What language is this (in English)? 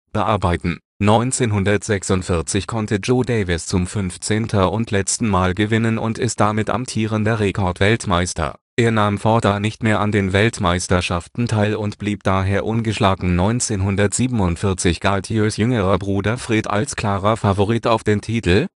German